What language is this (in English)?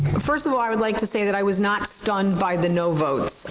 English